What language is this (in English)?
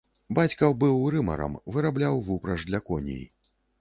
Belarusian